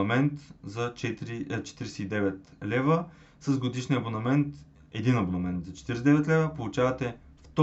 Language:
Bulgarian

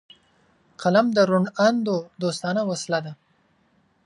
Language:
Pashto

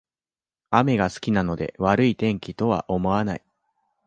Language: Japanese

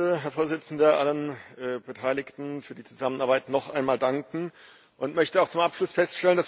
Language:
German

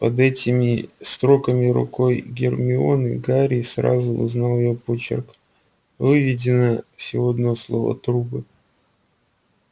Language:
Russian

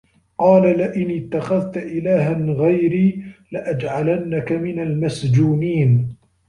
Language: Arabic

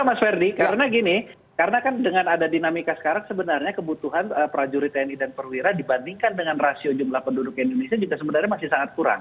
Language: Indonesian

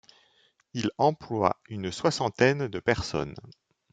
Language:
French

